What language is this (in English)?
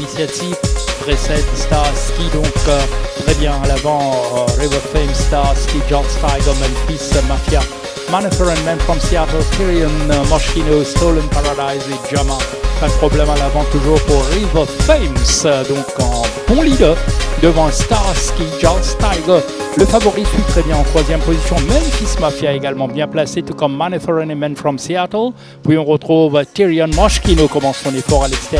French